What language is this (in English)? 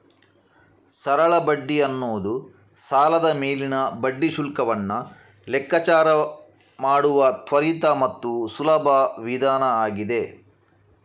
Kannada